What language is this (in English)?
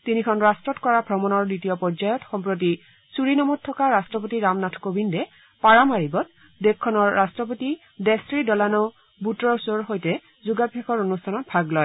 Assamese